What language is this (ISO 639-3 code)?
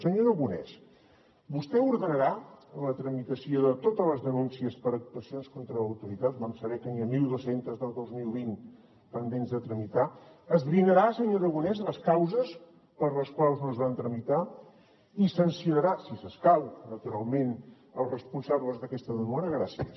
cat